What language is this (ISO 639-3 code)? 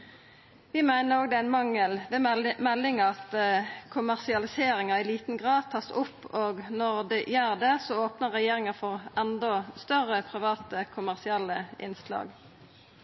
nno